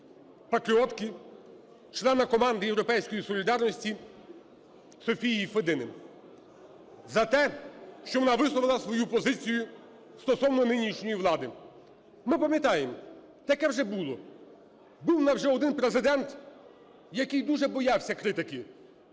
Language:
Ukrainian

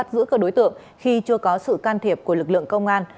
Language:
Vietnamese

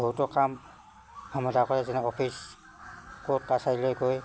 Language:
Assamese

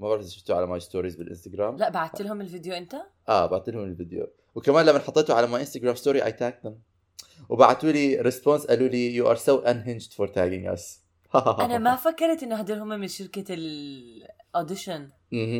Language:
Arabic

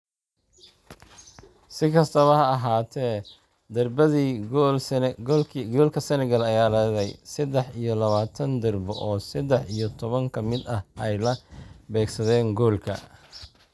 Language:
Somali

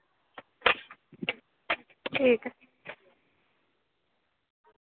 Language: Dogri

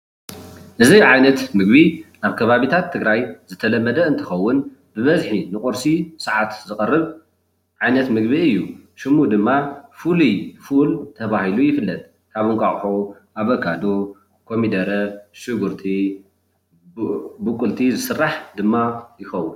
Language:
Tigrinya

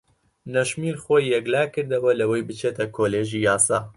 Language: Central Kurdish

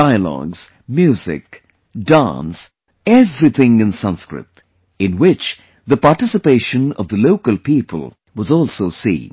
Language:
English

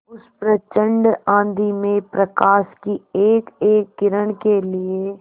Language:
Hindi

